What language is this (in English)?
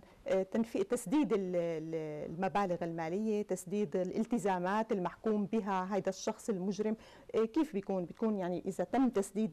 Arabic